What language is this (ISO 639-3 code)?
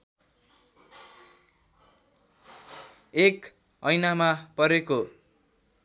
nep